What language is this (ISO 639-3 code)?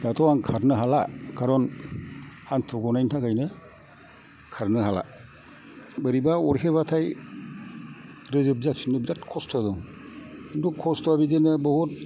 brx